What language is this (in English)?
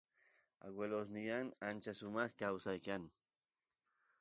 Santiago del Estero Quichua